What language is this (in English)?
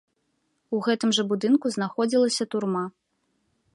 Belarusian